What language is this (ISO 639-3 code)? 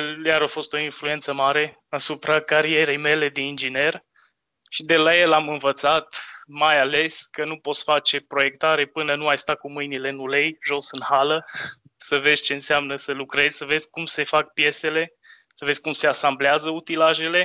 ron